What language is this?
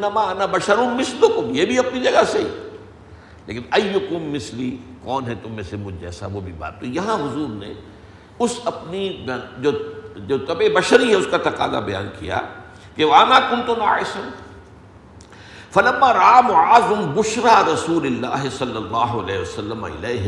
Urdu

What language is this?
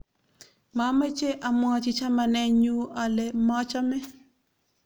Kalenjin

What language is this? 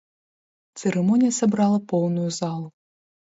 Belarusian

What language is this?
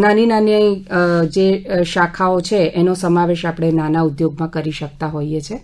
Gujarati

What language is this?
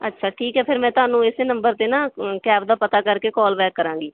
Punjabi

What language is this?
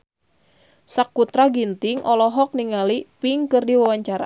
Sundanese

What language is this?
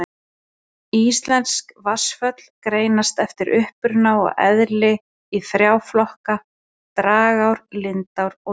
Icelandic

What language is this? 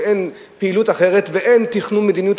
Hebrew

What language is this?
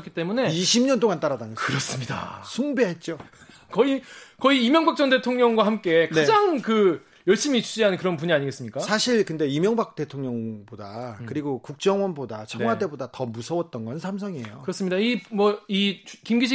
Korean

